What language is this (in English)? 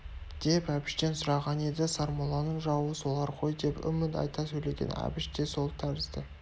Kazakh